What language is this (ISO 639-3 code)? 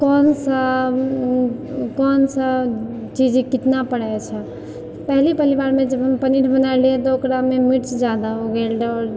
mai